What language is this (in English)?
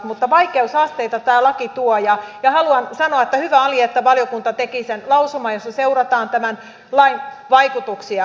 Finnish